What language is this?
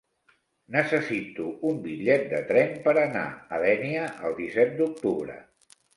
Catalan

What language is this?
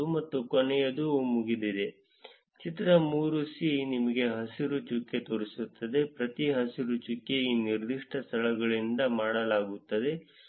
Kannada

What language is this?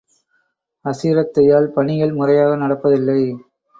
Tamil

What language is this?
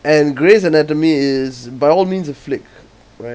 English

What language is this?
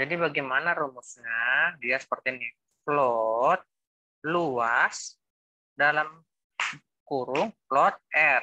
Indonesian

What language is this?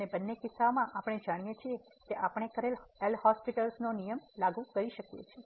Gujarati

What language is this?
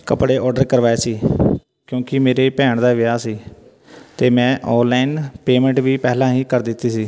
Punjabi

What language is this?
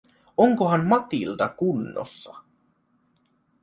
Finnish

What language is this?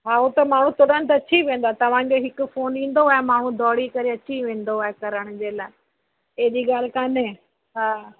Sindhi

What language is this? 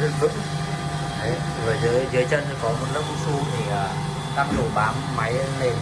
Vietnamese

